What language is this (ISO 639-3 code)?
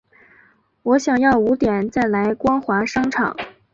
zho